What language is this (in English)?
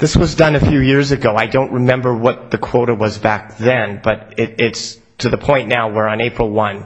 English